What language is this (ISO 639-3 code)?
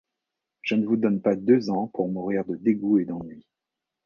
fra